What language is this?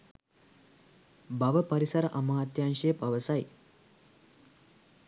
Sinhala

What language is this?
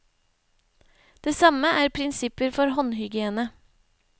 Norwegian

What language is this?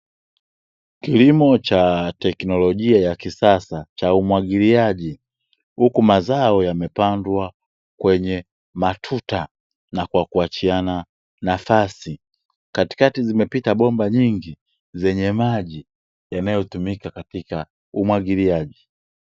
Swahili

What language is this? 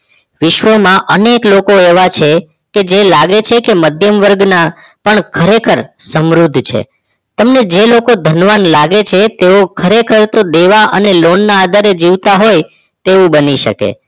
Gujarati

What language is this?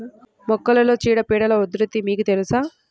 Telugu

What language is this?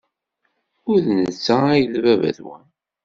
Kabyle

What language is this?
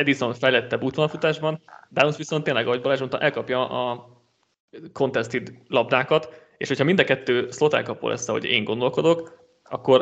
Hungarian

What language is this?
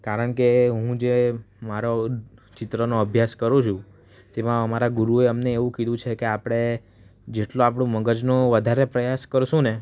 Gujarati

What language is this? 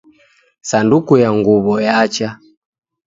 Taita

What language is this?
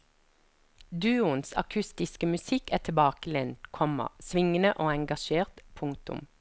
Norwegian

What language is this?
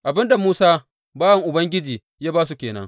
Hausa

